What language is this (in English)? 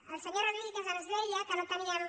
Catalan